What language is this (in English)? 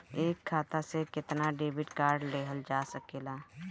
Bhojpuri